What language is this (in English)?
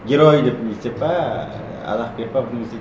Kazakh